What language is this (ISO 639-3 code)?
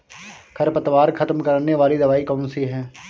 hin